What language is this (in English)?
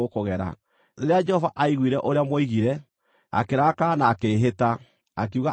Kikuyu